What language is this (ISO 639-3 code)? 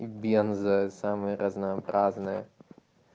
rus